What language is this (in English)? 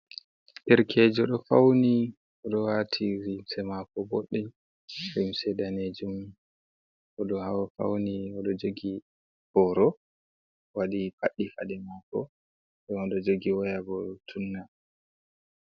Fula